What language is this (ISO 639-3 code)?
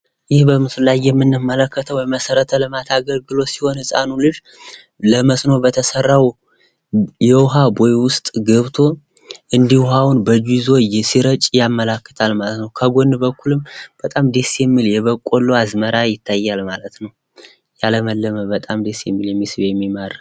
amh